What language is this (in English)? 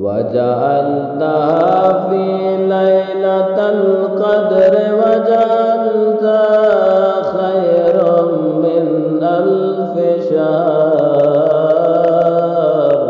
Arabic